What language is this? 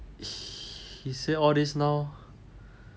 English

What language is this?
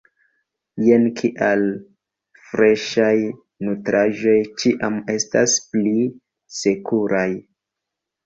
Esperanto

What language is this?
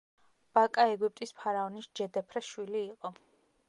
Georgian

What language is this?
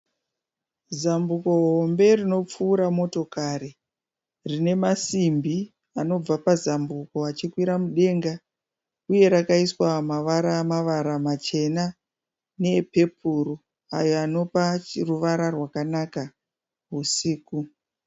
Shona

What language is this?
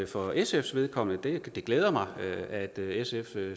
Danish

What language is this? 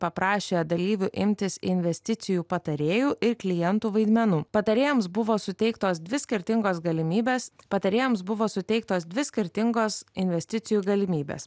Lithuanian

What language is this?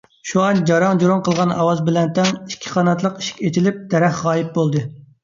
Uyghur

